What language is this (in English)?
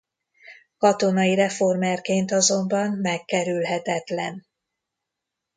Hungarian